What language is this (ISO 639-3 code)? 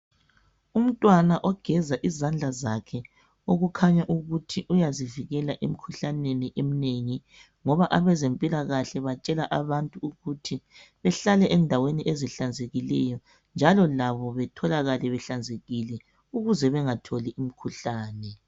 nde